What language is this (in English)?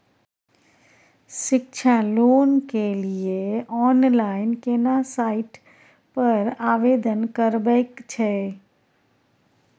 Maithili